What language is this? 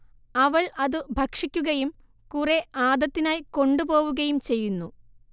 Malayalam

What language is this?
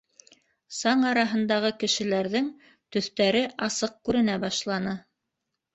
Bashkir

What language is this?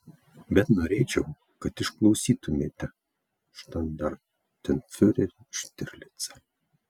Lithuanian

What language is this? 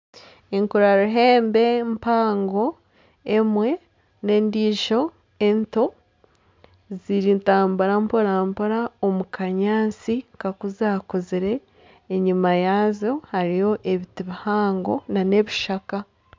Nyankole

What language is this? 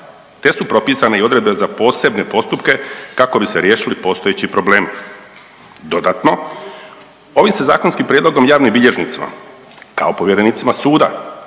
Croatian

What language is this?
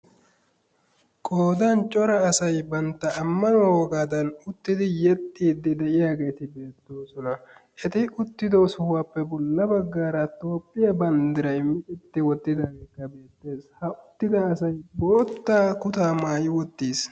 Wolaytta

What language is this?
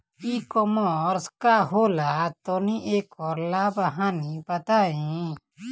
Bhojpuri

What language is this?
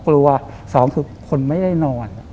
Thai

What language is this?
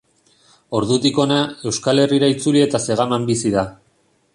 Basque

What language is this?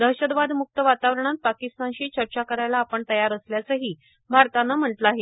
Marathi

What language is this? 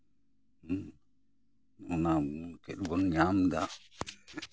Santali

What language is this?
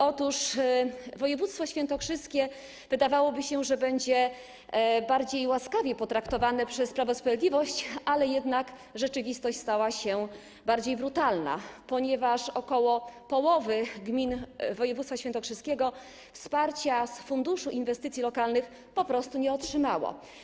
Polish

